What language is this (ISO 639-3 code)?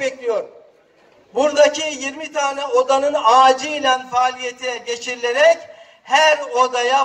tur